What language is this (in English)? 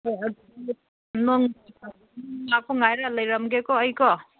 Manipuri